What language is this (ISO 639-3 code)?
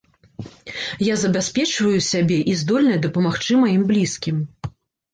bel